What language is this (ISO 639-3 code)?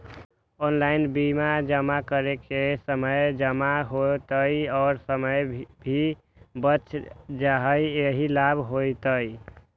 mag